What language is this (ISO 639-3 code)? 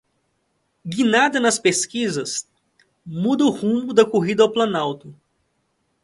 por